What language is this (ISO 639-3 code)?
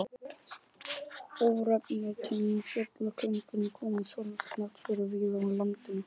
isl